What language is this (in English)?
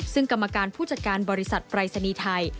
Thai